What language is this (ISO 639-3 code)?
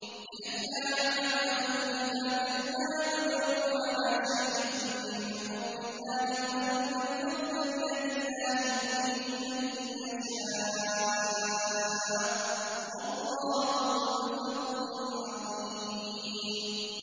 ara